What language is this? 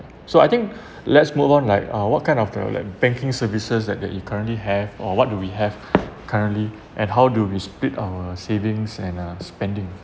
English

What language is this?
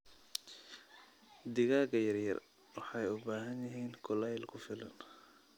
Somali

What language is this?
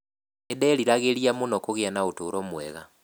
Kikuyu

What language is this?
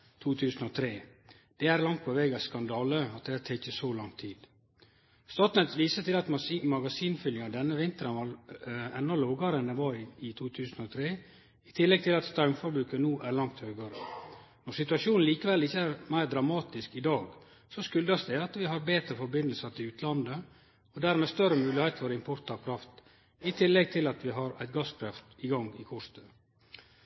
Norwegian Nynorsk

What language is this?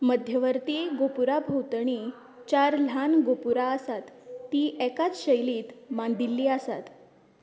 Konkani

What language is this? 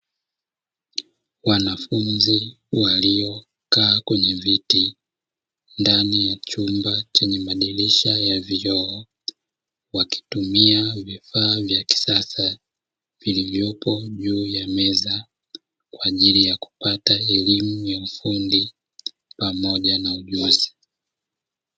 Swahili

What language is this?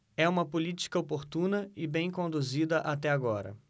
Portuguese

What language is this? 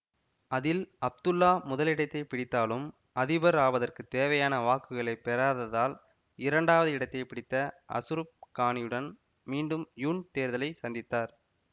Tamil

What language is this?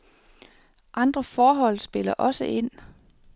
Danish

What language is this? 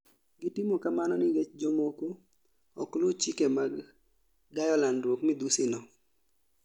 Luo (Kenya and Tanzania)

